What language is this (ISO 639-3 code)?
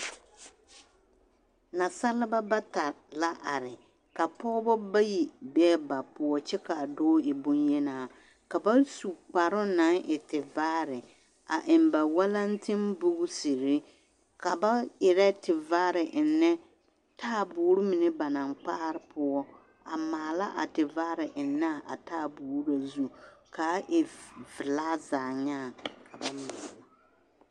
dga